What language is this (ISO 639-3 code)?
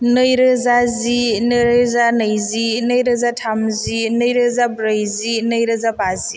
brx